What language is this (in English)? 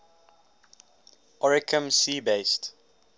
English